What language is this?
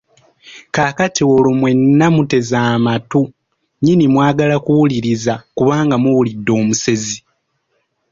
Ganda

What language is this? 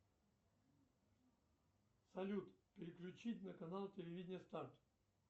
Russian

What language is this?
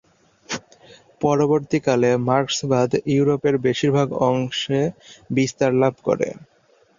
Bangla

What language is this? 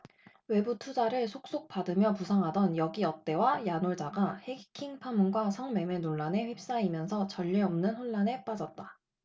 Korean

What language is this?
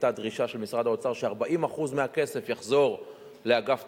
Hebrew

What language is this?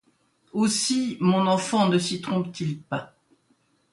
French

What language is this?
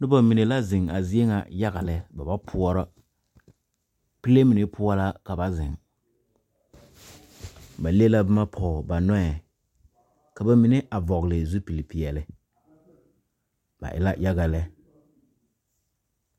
Southern Dagaare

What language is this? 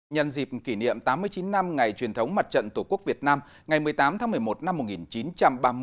Vietnamese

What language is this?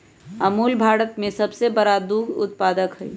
Magahi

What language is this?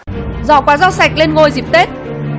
Vietnamese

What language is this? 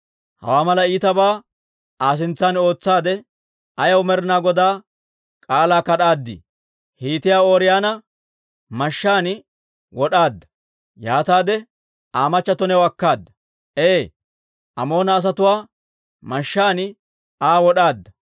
Dawro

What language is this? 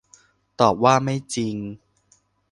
Thai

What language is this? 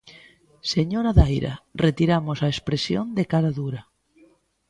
Galician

